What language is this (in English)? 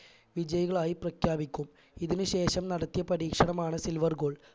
Malayalam